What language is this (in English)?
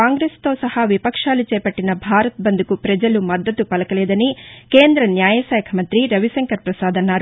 Telugu